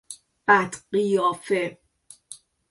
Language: Persian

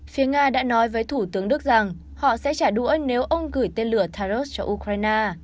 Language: Vietnamese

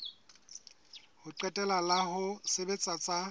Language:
Southern Sotho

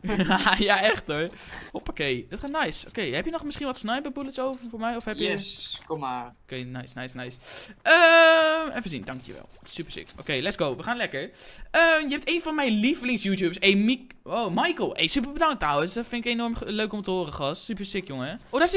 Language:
Dutch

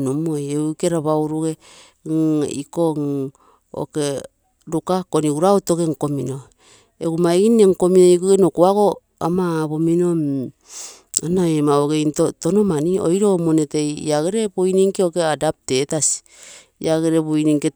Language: Terei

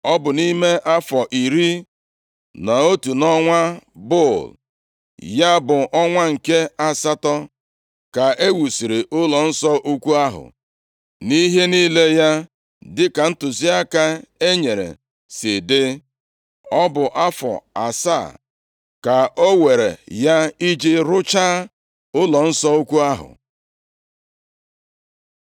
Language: Igbo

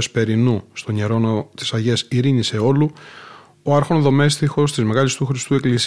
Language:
Greek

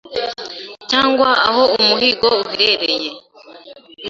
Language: Kinyarwanda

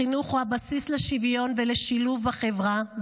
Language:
Hebrew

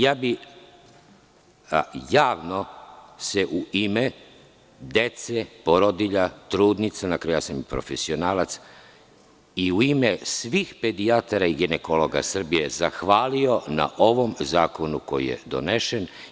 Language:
Serbian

